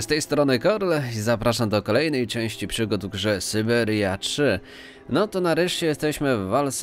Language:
Polish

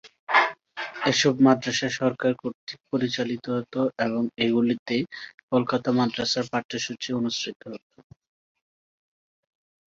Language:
Bangla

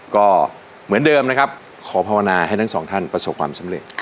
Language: Thai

